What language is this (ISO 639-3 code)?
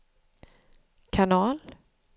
swe